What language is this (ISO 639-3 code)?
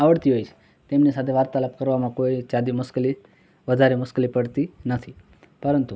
guj